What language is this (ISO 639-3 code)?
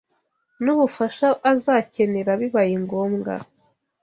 kin